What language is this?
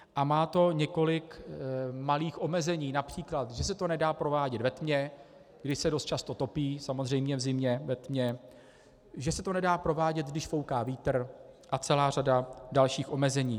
Czech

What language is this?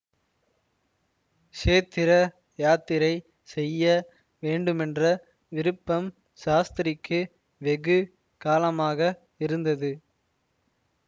Tamil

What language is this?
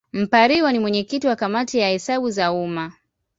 Swahili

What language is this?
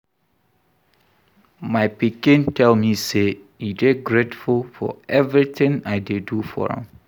Nigerian Pidgin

